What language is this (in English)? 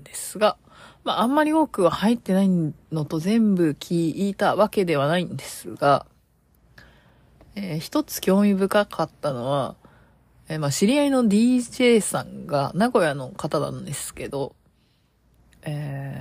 Japanese